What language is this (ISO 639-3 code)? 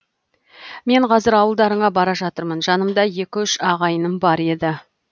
kaz